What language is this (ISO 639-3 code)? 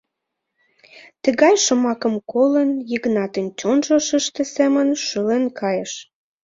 chm